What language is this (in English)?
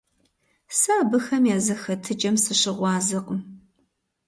Kabardian